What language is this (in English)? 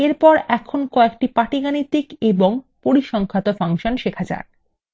Bangla